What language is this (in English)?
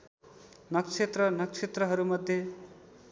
Nepali